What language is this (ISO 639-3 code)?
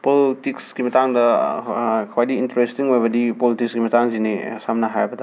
mni